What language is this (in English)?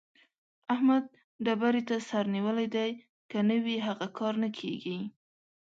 Pashto